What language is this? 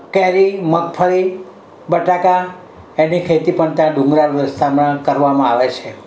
Gujarati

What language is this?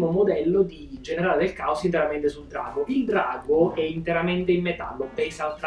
Italian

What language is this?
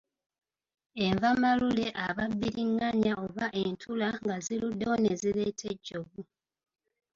Ganda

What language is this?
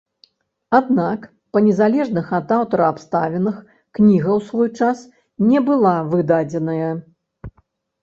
Belarusian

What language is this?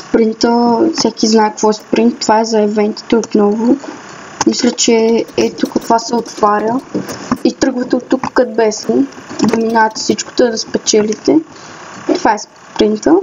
Bulgarian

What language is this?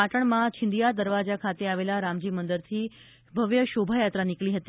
Gujarati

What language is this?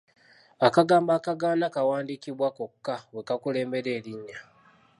Ganda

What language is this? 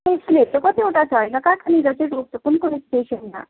Nepali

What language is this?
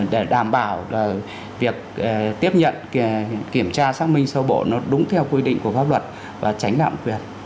Vietnamese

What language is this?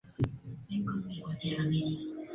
Spanish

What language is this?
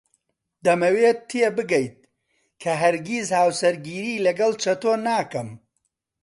Central Kurdish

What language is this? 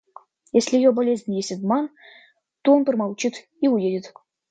Russian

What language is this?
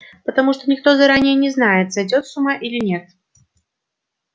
Russian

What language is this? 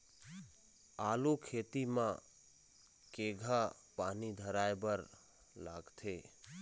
Chhattisgarhi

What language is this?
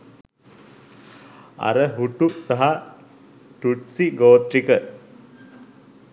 Sinhala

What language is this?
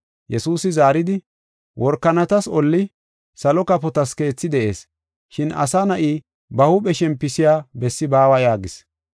Gofa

